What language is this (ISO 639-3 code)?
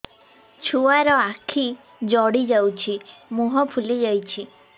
ori